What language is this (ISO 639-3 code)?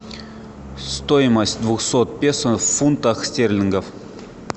rus